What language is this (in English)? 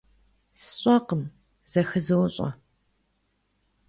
Kabardian